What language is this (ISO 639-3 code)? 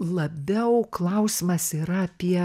lit